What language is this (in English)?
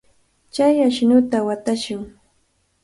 Cajatambo North Lima Quechua